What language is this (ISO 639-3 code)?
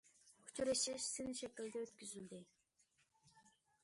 uig